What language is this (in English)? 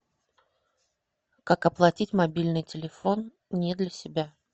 Russian